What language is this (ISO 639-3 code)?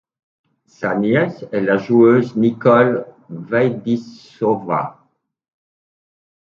fra